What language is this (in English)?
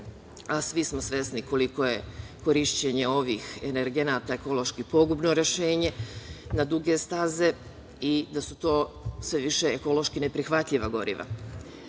Serbian